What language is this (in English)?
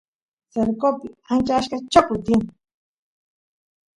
Santiago del Estero Quichua